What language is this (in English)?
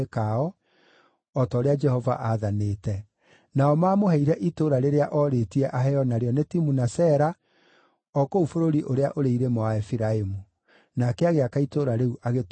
Kikuyu